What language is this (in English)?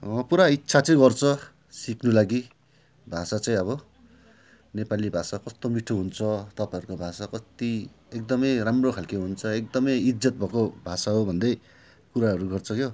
Nepali